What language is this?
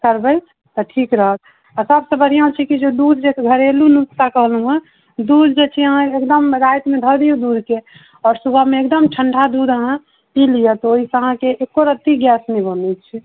Maithili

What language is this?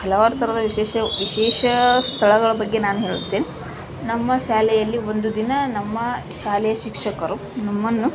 Kannada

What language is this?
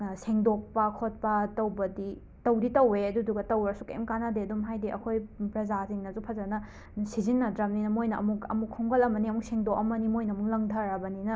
Manipuri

